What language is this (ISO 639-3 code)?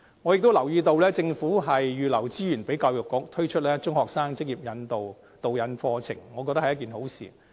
yue